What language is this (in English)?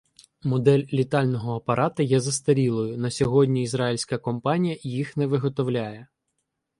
Ukrainian